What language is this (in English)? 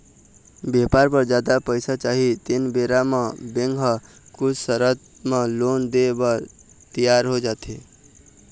Chhattisgarhi